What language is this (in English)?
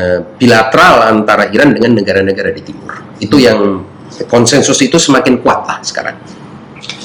Indonesian